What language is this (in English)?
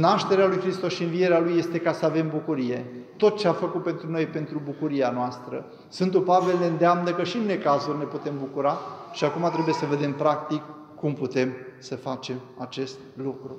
Romanian